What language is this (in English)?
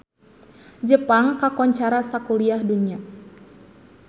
Sundanese